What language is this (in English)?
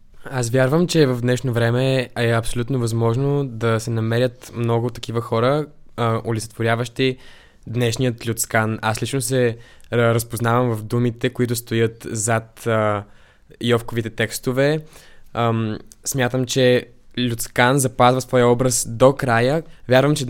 Bulgarian